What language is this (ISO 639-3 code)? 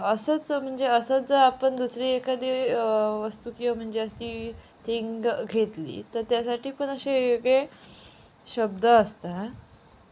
mar